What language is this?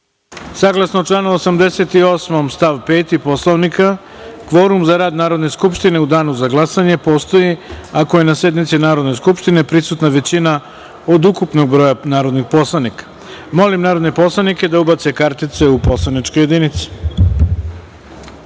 Serbian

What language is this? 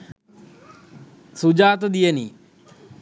Sinhala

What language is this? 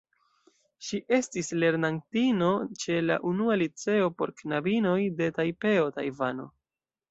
Esperanto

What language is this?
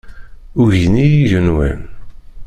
Kabyle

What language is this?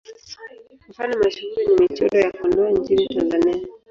Swahili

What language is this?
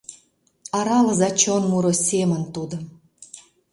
Mari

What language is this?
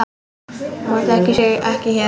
Icelandic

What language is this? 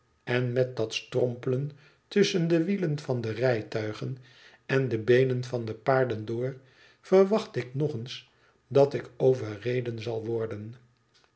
Dutch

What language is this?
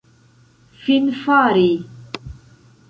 Esperanto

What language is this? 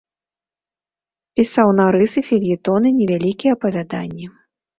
Belarusian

